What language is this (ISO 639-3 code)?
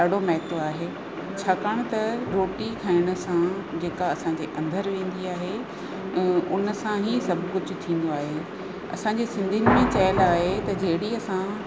snd